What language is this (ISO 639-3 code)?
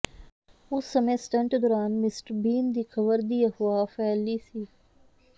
pan